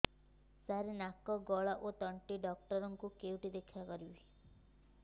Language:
Odia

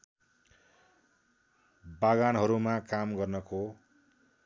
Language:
Nepali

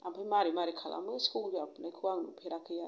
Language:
Bodo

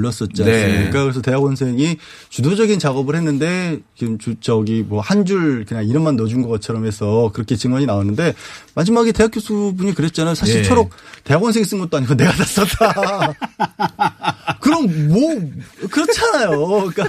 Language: Korean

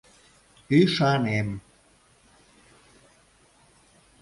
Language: Mari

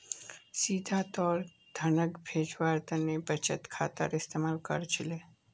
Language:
Magahi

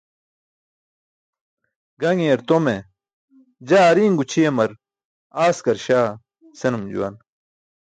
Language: Burushaski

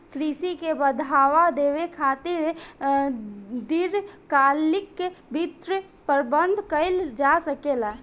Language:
Bhojpuri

